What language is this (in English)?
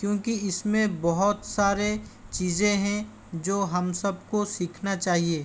Hindi